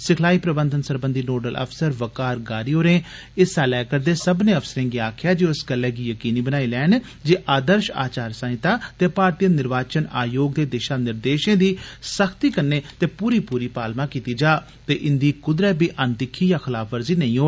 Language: Dogri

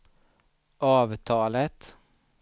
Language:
Swedish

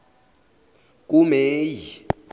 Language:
Zulu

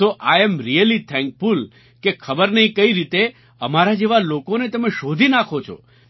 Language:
Gujarati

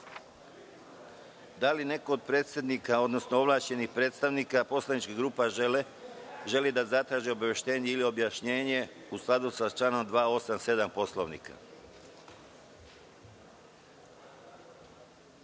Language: Serbian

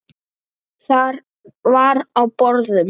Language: Icelandic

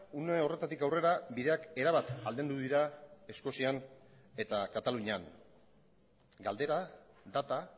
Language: Basque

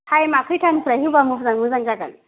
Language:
Bodo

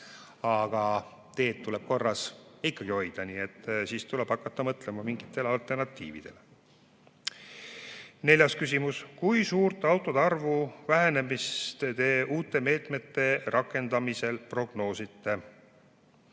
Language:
Estonian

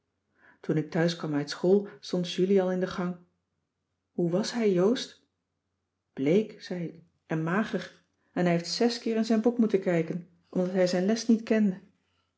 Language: Dutch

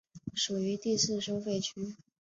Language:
Chinese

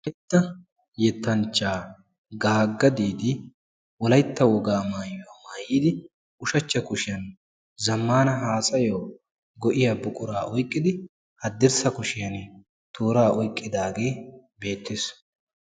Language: Wolaytta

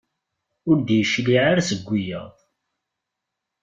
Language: Kabyle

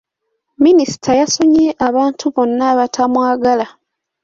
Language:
Ganda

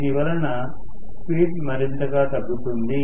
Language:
Telugu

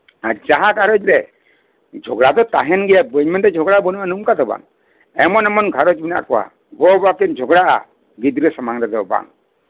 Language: Santali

